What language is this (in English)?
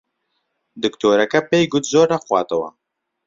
Central Kurdish